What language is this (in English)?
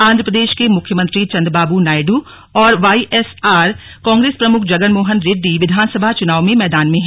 Hindi